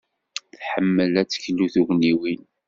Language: Kabyle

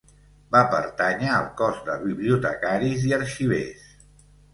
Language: Catalan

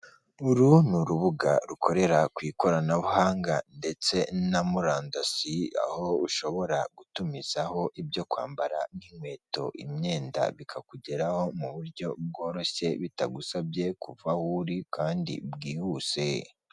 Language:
Kinyarwanda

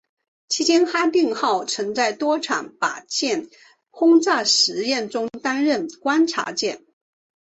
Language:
Chinese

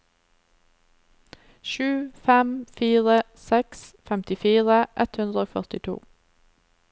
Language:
Norwegian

